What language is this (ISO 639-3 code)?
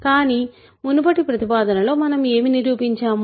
tel